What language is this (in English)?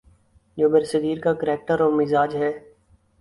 Urdu